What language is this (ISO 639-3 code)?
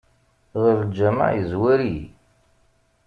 kab